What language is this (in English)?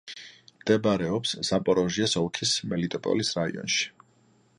Georgian